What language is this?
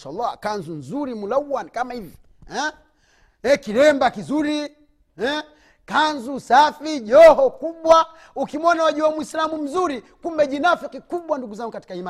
Swahili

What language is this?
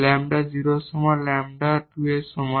Bangla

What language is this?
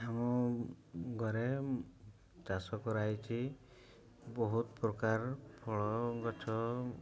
Odia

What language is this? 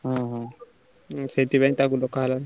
Odia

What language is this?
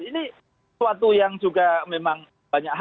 Indonesian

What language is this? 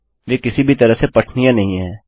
Hindi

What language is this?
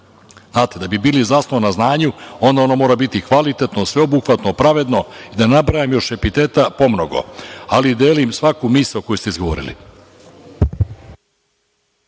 Serbian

